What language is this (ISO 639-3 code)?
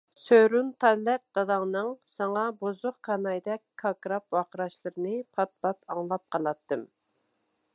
uig